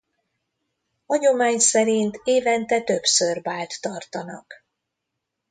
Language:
Hungarian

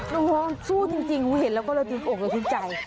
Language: Thai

